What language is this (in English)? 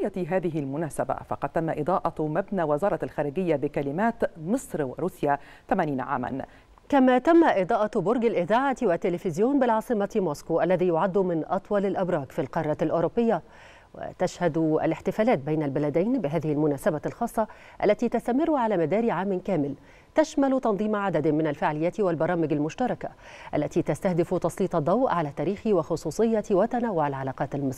Arabic